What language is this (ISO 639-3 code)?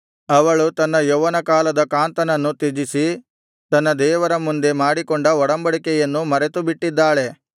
kan